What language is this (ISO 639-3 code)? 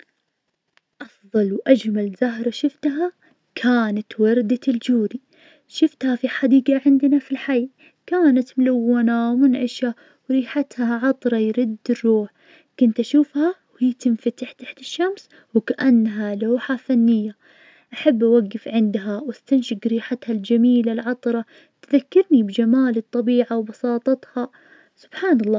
ars